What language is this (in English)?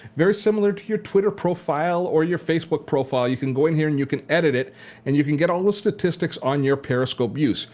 English